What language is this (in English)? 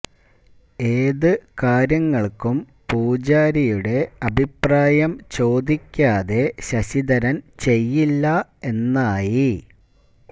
Malayalam